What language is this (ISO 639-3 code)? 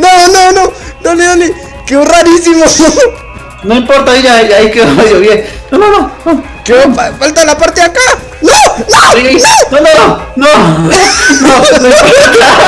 spa